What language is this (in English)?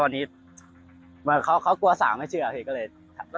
Thai